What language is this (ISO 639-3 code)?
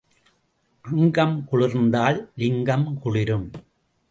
tam